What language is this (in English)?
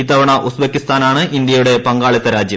Malayalam